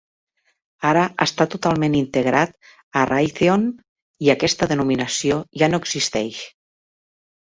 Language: Catalan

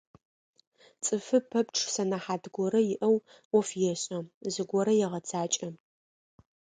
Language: Adyghe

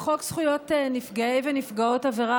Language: Hebrew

